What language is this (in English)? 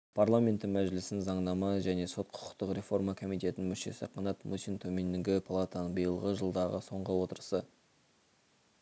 Kazakh